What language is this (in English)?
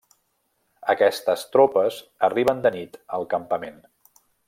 Catalan